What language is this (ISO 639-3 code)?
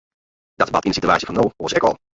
fry